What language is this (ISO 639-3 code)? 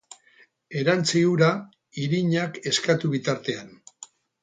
eus